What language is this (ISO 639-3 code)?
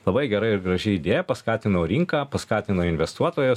lit